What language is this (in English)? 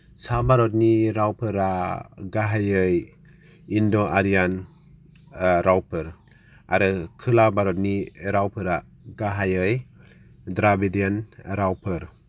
Bodo